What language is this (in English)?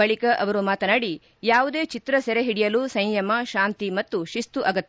Kannada